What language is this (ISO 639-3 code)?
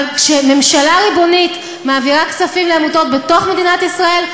heb